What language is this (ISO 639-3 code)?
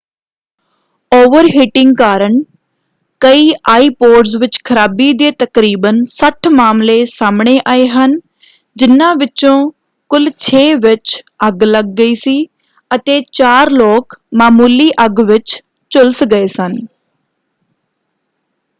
pan